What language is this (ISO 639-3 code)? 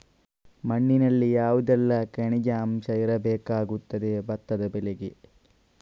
kan